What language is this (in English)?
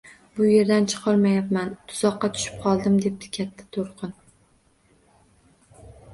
Uzbek